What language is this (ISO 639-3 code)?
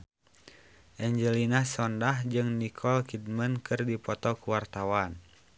sun